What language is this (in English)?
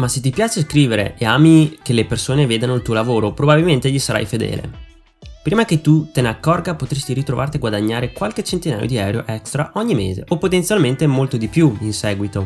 Italian